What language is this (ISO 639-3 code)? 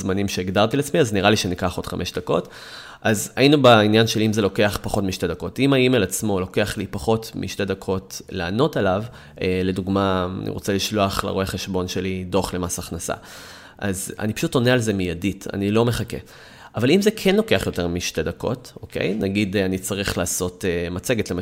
heb